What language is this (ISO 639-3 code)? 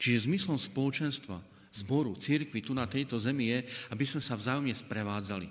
slk